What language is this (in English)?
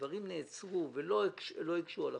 Hebrew